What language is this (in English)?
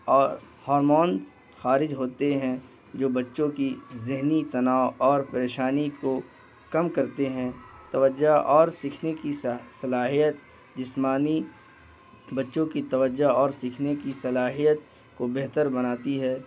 Urdu